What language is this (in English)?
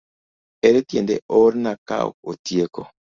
Luo (Kenya and Tanzania)